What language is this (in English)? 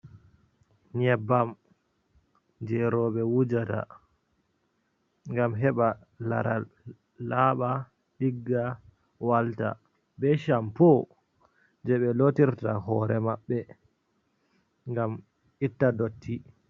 Fula